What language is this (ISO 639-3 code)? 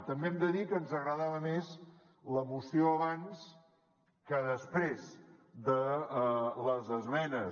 cat